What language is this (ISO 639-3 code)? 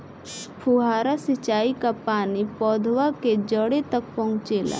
bho